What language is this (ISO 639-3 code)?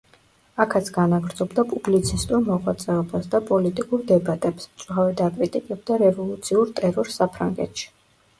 kat